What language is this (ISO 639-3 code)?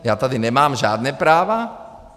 ces